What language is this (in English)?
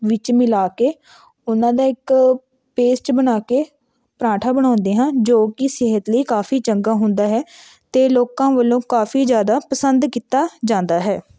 Punjabi